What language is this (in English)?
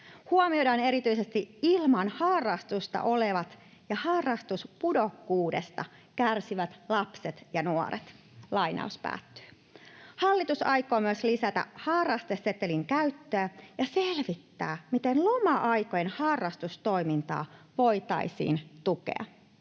Finnish